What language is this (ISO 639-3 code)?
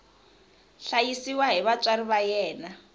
tso